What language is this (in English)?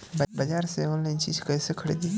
Bhojpuri